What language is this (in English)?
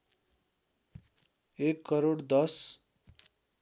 Nepali